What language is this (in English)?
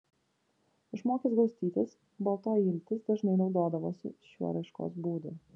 Lithuanian